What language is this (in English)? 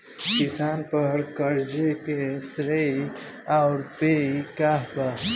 Bhojpuri